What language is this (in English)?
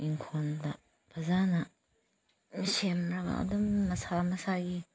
Manipuri